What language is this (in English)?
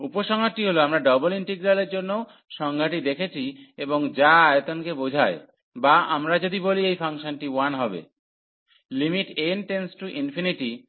Bangla